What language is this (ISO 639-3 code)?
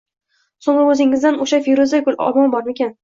uzb